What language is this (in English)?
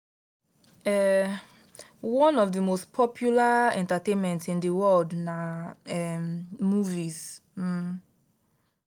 Nigerian Pidgin